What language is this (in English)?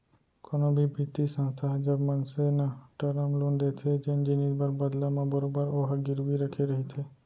Chhattisgarhi